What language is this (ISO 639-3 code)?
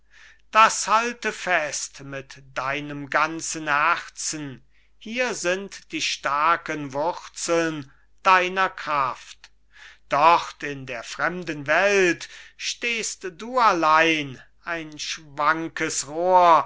deu